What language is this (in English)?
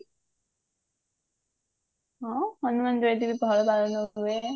Odia